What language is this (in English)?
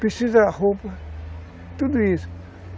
Portuguese